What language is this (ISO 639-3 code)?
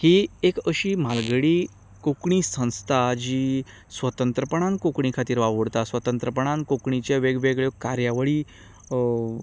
kok